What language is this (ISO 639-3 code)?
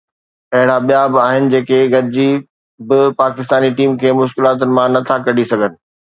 snd